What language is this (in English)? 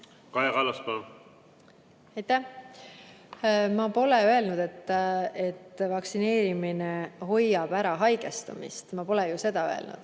Estonian